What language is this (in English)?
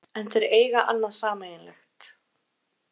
Icelandic